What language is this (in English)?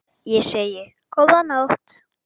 Icelandic